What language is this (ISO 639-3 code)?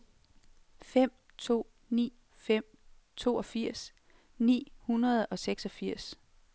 dan